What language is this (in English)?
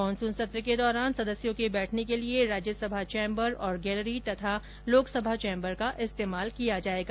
Hindi